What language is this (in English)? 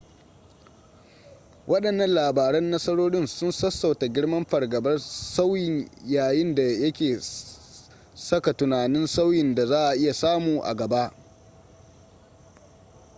Hausa